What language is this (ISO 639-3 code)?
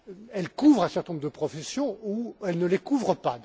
fra